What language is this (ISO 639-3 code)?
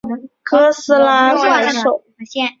zho